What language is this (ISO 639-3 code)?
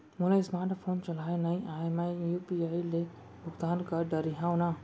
hne